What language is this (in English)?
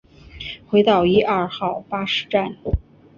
Chinese